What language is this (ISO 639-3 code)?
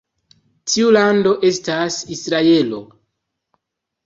epo